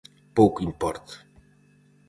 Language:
Galician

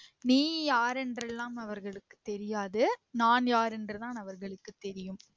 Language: Tamil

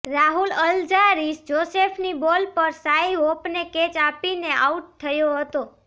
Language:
Gujarati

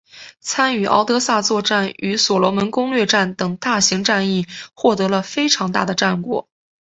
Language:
Chinese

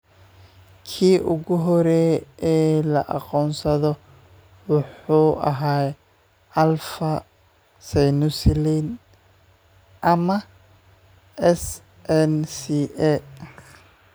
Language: Somali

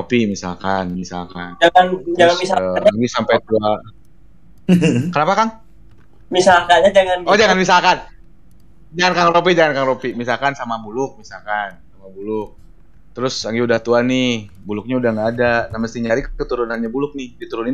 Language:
Indonesian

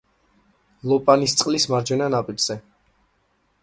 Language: Georgian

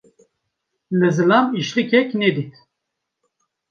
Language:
Kurdish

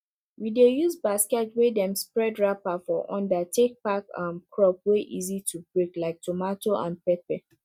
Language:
Nigerian Pidgin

